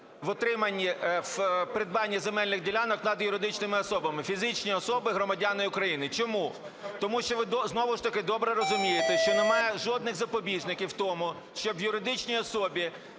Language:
Ukrainian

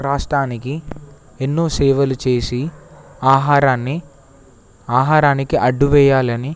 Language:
Telugu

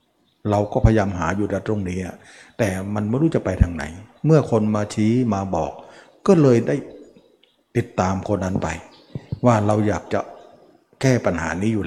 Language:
Thai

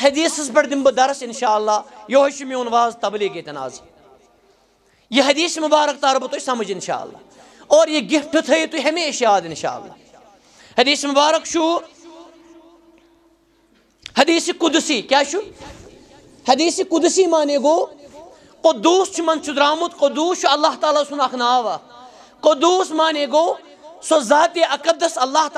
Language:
Arabic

